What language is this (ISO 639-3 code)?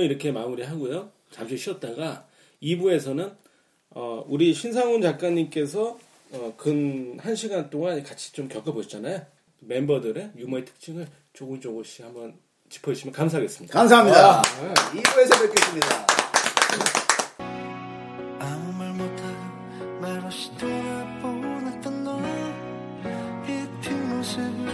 kor